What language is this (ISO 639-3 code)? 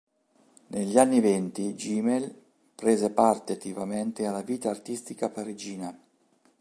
ita